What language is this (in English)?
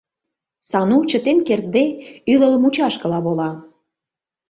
Mari